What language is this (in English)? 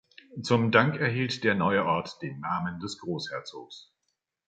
German